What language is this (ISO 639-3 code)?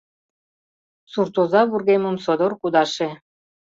chm